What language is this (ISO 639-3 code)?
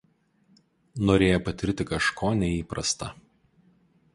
lit